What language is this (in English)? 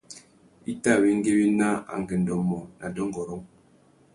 Tuki